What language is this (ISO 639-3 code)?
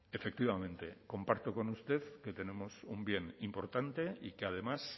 spa